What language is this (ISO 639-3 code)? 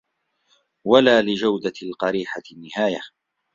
ara